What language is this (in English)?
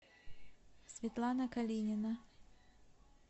Russian